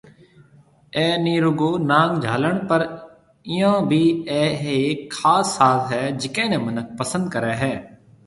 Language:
Marwari (Pakistan)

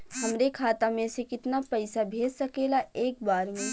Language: Bhojpuri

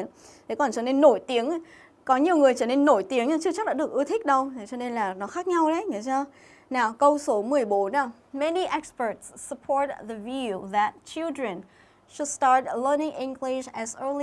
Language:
Vietnamese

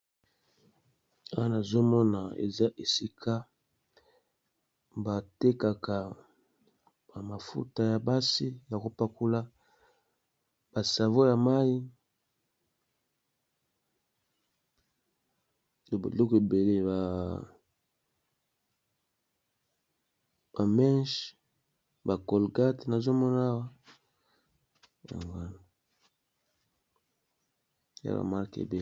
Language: Lingala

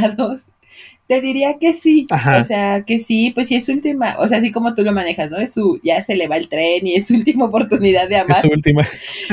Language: Spanish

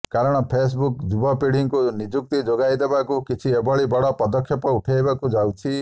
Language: Odia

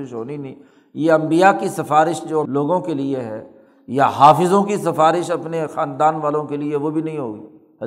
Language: Urdu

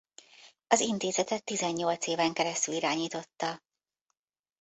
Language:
Hungarian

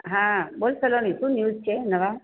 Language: Gujarati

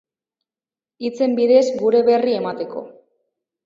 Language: Basque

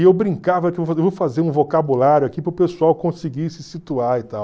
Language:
Portuguese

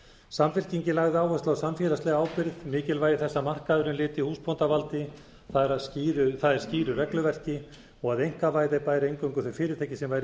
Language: Icelandic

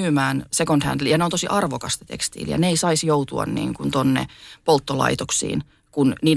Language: Finnish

